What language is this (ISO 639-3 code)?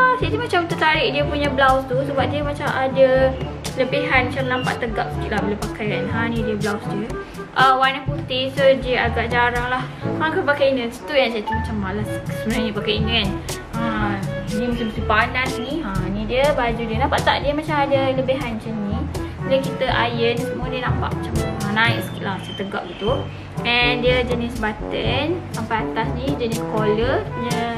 msa